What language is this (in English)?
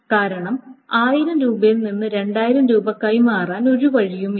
Malayalam